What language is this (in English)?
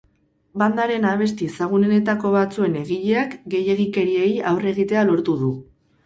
Basque